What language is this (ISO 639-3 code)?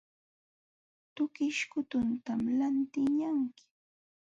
qxw